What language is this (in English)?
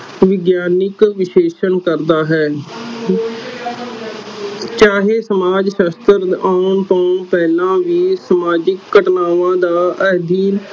Punjabi